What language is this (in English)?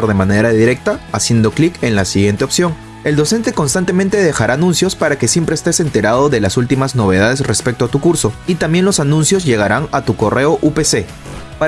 Spanish